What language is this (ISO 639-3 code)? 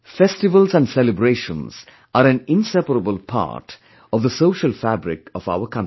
eng